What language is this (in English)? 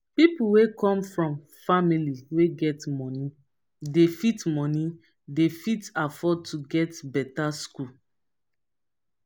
Nigerian Pidgin